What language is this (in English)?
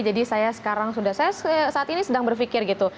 Indonesian